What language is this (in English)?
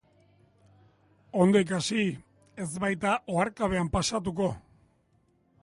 Basque